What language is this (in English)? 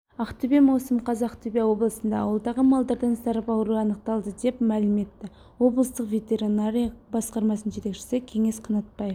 Kazakh